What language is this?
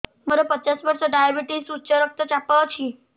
Odia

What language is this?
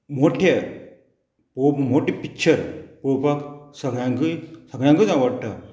Konkani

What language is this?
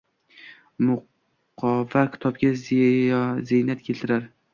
Uzbek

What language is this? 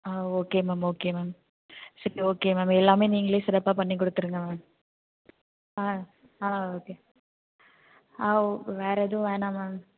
Tamil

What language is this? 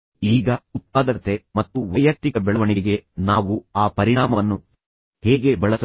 Kannada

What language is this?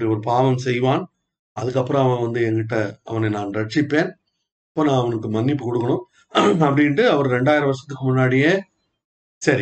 Tamil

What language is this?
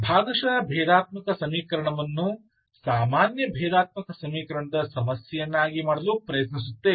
Kannada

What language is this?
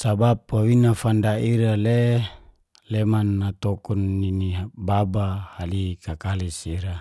Geser-Gorom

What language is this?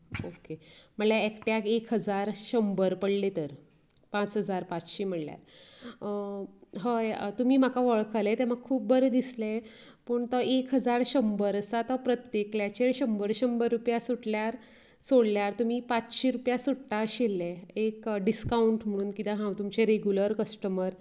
Konkani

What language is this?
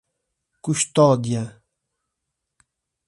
Portuguese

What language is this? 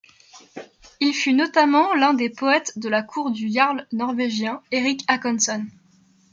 French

